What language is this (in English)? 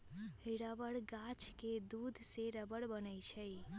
Magahi